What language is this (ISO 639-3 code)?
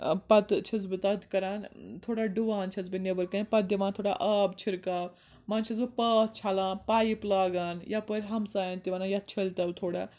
kas